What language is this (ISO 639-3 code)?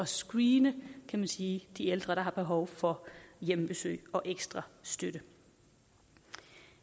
dan